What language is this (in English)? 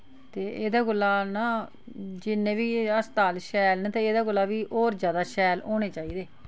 Dogri